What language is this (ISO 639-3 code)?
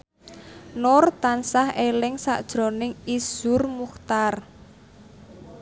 jav